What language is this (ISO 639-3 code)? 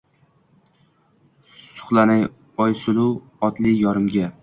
uzb